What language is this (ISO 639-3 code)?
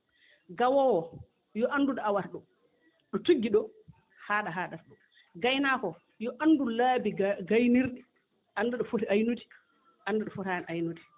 ful